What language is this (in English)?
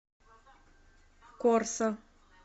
Russian